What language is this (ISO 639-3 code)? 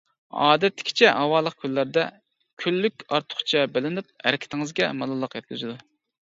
uig